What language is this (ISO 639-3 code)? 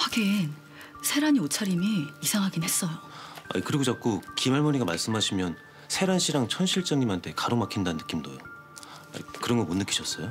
kor